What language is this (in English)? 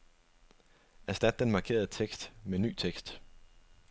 Danish